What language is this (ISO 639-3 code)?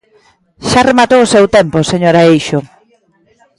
glg